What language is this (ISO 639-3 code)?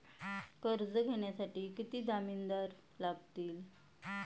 mar